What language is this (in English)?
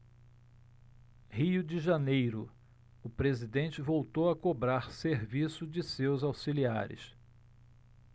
Portuguese